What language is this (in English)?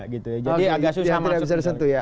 Indonesian